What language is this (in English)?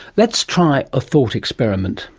English